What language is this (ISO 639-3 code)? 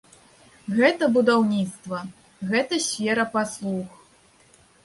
bel